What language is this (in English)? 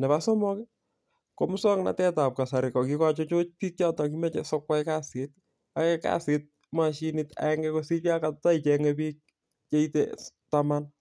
Kalenjin